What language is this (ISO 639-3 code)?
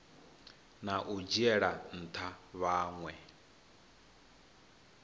ven